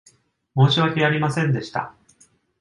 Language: Japanese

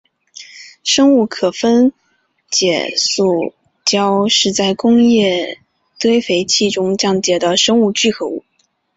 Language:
Chinese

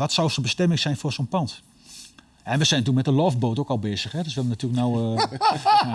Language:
Dutch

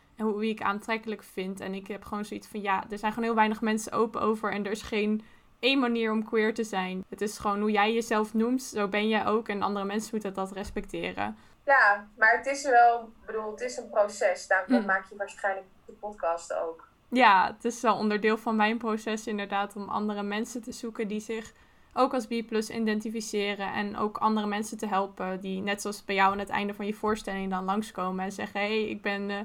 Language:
Dutch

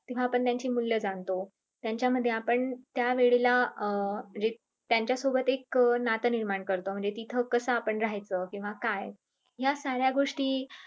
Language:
Marathi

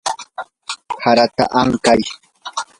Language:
Yanahuanca Pasco Quechua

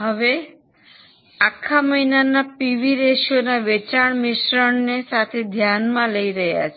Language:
Gujarati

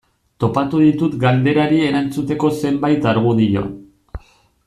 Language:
Basque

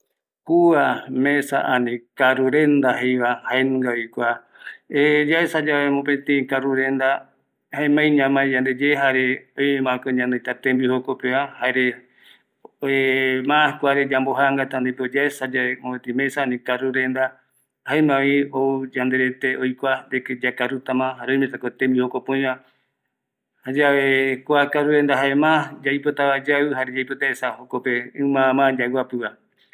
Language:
Eastern Bolivian Guaraní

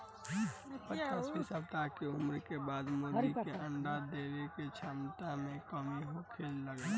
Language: Bhojpuri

